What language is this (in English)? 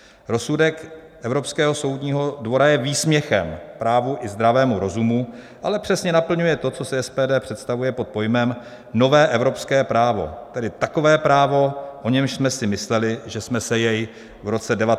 Czech